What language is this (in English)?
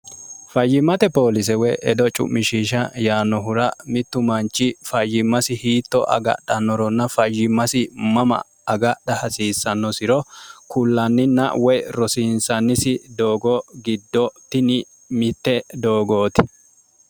Sidamo